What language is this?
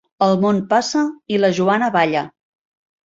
Catalan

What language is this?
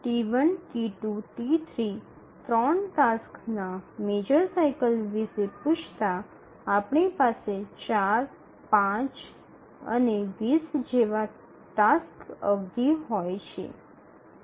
Gujarati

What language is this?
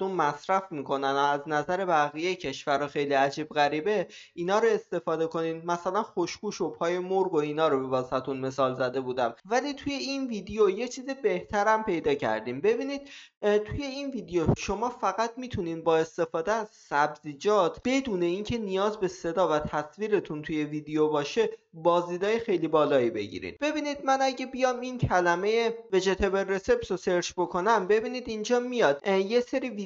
Persian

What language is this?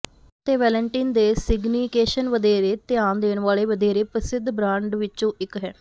Punjabi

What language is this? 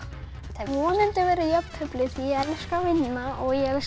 Icelandic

